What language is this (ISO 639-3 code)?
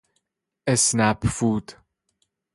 fas